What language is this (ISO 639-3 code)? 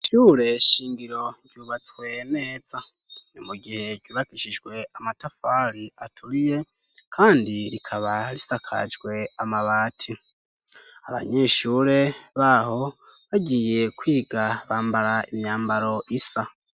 run